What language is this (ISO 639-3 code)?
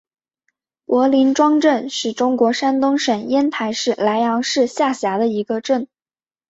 zho